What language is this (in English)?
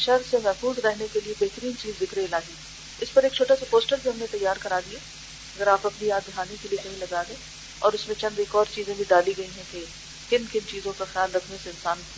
Urdu